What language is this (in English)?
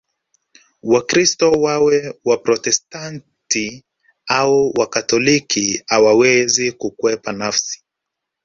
Swahili